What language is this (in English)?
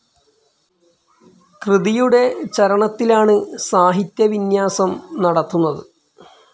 Malayalam